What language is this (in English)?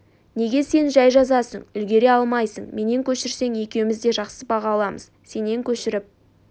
Kazakh